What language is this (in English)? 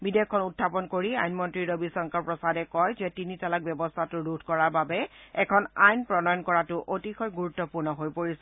Assamese